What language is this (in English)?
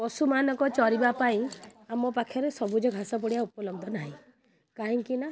Odia